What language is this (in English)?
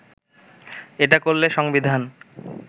Bangla